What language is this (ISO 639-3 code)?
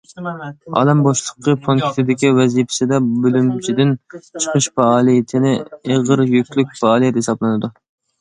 uig